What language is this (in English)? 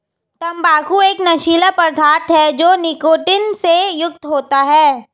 Hindi